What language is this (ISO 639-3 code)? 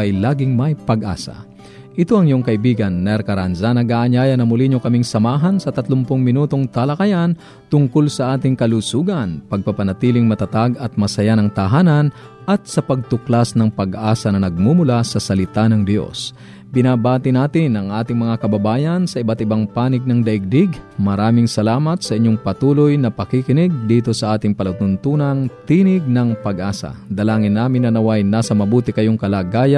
fil